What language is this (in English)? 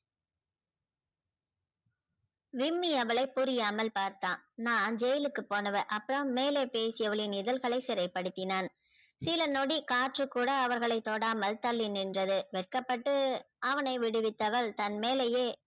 Tamil